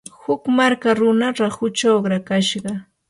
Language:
Yanahuanca Pasco Quechua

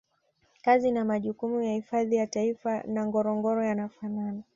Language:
Swahili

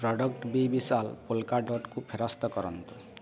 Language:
Odia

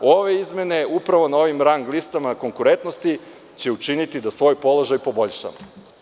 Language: Serbian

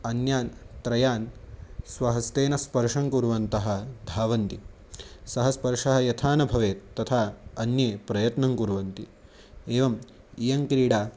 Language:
Sanskrit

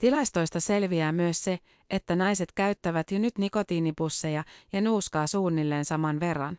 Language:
Finnish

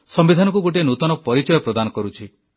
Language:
Odia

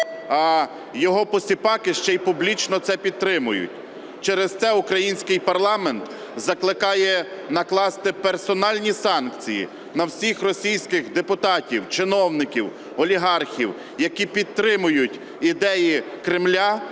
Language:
Ukrainian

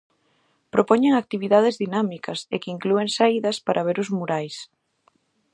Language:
Galician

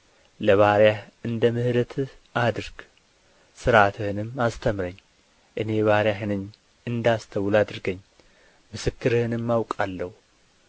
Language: Amharic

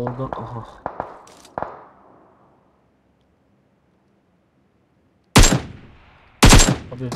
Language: Turkish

